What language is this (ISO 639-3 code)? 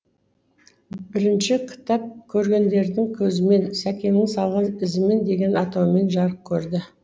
kaz